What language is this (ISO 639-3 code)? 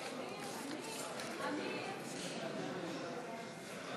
heb